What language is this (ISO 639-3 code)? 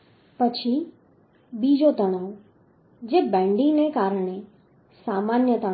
guj